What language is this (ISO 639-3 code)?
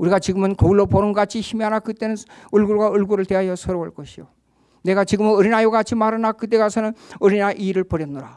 kor